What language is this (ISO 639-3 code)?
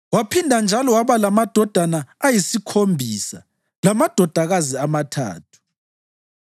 nde